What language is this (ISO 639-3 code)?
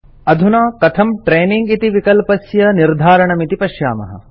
san